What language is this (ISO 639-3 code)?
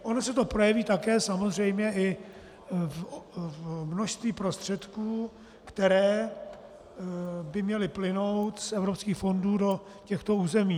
ces